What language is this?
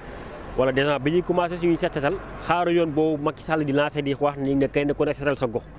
French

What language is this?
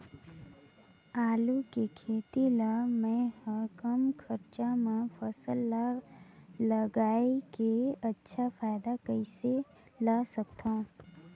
Chhattisgarhi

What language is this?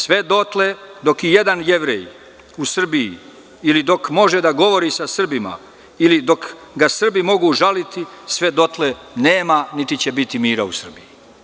Serbian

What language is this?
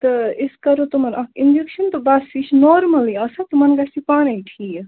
Kashmiri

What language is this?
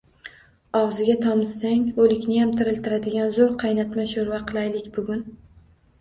Uzbek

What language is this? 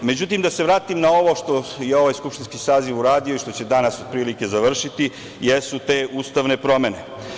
Serbian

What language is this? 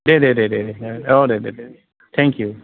Bodo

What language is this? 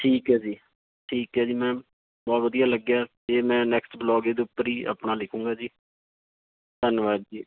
Punjabi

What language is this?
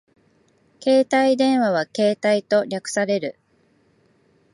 Japanese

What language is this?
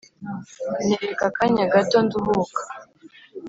Kinyarwanda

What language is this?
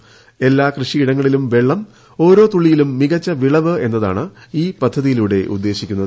Malayalam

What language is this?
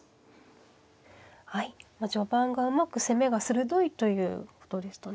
Japanese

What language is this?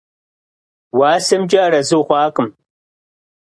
Kabardian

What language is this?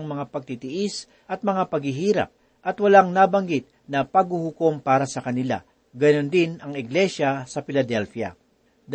Filipino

